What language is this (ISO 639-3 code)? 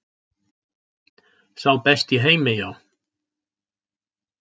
isl